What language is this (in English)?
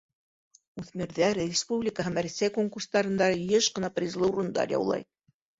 Bashkir